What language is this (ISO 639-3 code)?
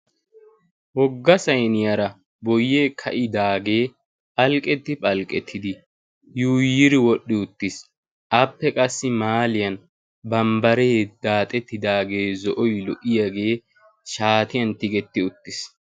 wal